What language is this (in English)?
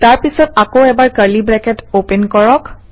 Assamese